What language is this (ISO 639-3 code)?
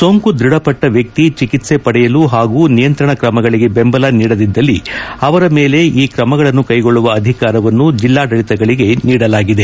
kan